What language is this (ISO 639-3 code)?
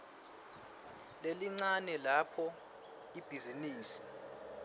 ssw